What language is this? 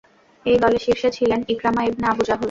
Bangla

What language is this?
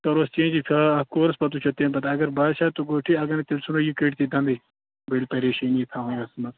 Kashmiri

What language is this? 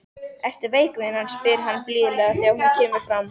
Icelandic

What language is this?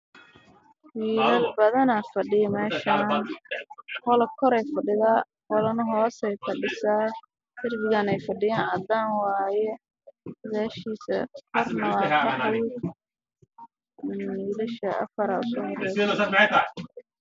Somali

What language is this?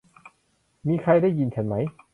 Thai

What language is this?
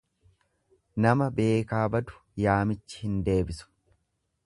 Oromo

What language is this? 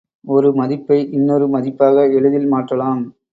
Tamil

